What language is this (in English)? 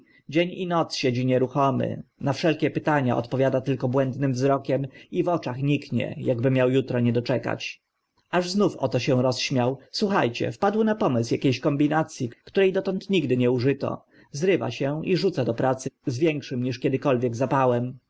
Polish